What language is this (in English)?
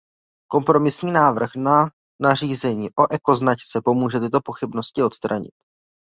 Czech